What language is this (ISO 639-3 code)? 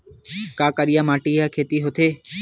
hne